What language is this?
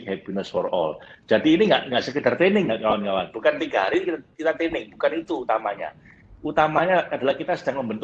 Indonesian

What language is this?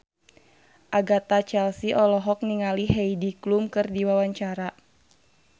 Sundanese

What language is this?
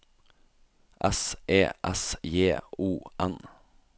Norwegian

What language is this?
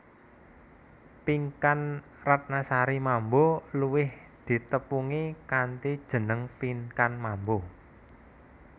Javanese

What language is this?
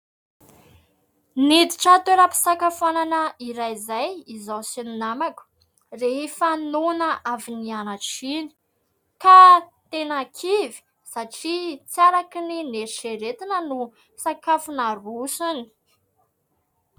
Malagasy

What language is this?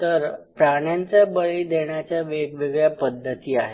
Marathi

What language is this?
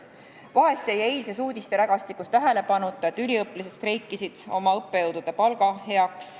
Estonian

